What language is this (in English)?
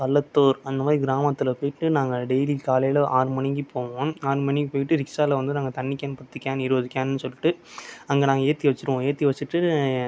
Tamil